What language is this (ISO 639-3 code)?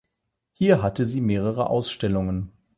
deu